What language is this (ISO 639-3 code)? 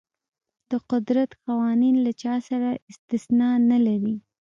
pus